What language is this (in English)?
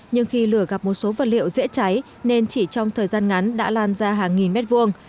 Vietnamese